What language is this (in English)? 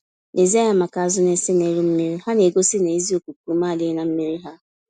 Igbo